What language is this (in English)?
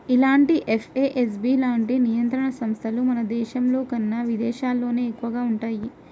Telugu